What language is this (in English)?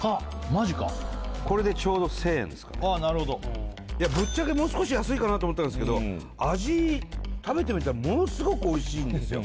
Japanese